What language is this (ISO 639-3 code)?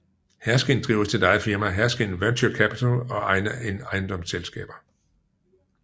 dan